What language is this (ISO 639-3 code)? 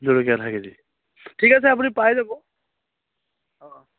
asm